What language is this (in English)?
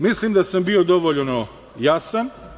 Serbian